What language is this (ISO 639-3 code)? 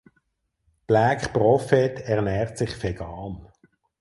deu